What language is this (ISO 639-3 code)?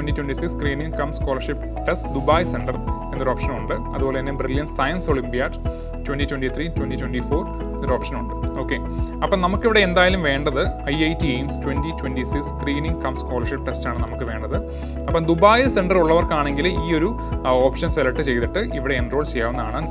mal